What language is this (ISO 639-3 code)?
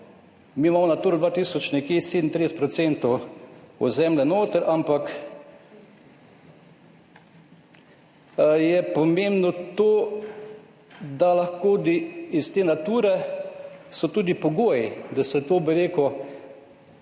slv